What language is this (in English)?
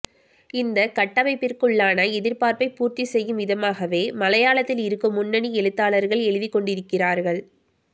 Tamil